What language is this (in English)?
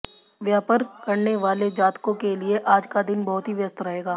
Hindi